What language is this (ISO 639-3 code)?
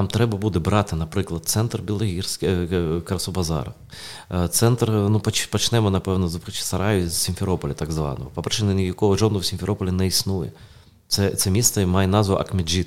ukr